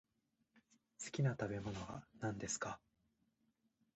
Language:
Japanese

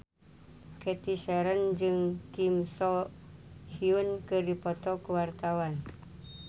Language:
Sundanese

